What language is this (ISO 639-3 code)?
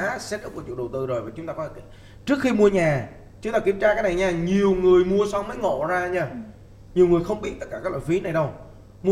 vie